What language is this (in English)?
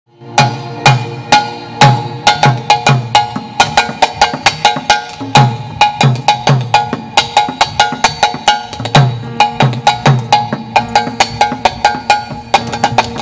Thai